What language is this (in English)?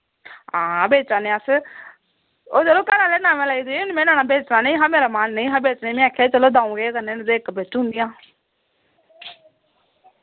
Dogri